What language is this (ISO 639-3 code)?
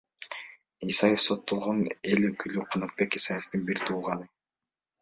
kir